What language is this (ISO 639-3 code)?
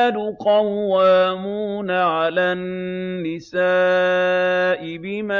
ara